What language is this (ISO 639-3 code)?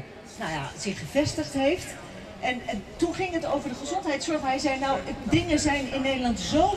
nld